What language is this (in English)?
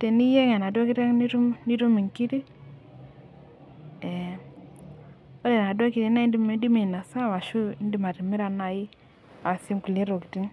Masai